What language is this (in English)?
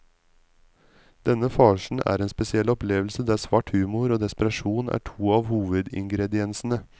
Norwegian